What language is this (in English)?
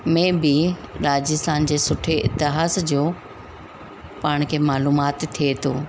Sindhi